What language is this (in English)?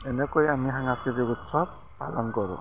Assamese